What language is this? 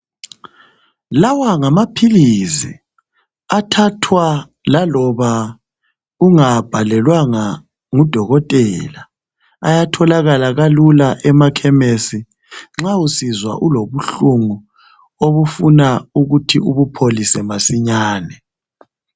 North Ndebele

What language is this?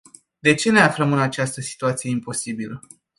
Romanian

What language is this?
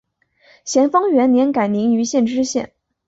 Chinese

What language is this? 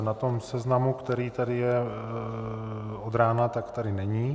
Czech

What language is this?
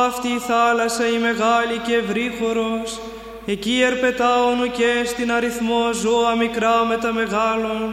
Greek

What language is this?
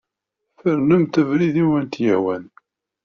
Kabyle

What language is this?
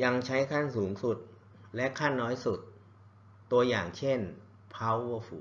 Thai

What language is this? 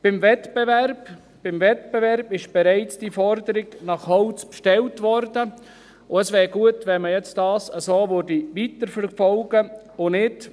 Swiss German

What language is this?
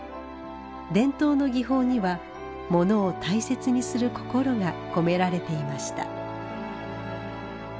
Japanese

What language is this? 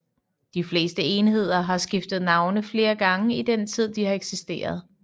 Danish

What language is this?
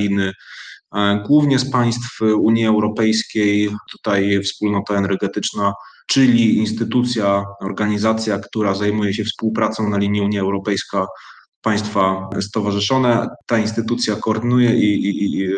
Polish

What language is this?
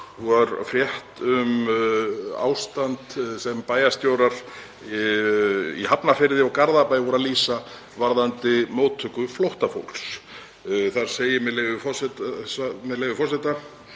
Icelandic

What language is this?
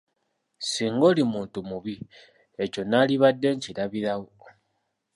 Ganda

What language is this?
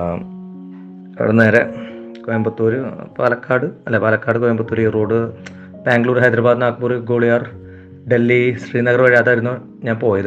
Malayalam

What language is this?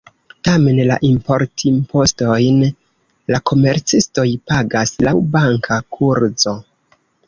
Esperanto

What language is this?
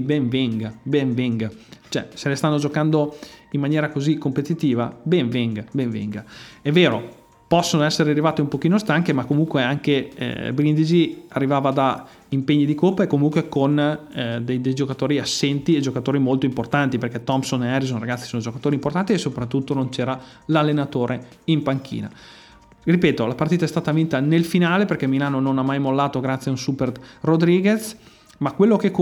Italian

